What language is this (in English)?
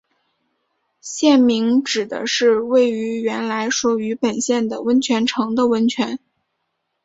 Chinese